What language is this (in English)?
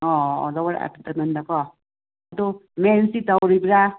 Manipuri